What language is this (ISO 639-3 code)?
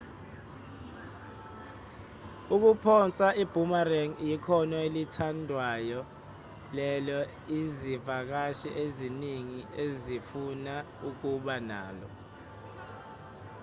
zul